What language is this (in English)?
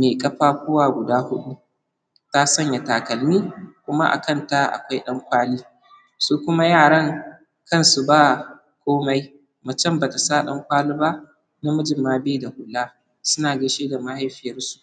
Hausa